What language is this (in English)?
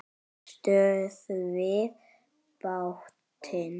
Icelandic